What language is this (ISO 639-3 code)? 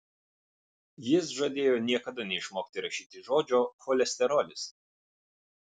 lit